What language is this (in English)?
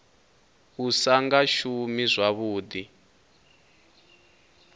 Venda